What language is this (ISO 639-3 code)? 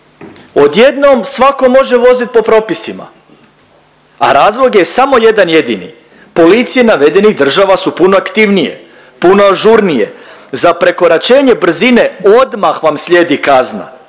hrv